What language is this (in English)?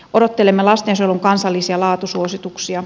Finnish